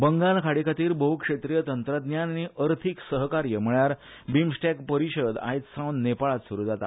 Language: Konkani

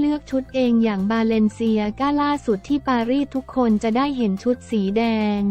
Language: Thai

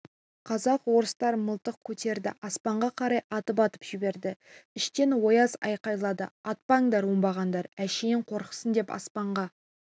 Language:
Kazakh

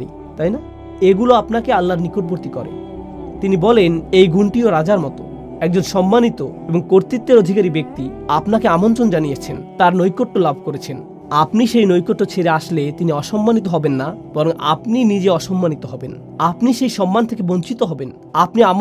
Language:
Arabic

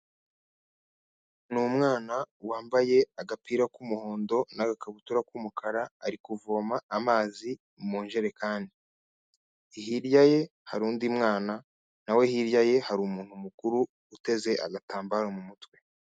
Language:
Kinyarwanda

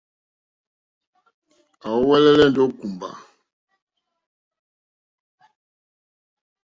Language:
Mokpwe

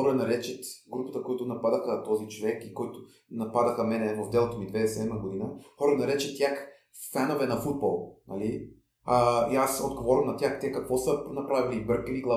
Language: Bulgarian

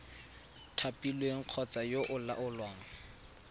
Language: Tswana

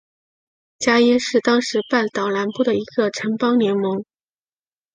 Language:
Chinese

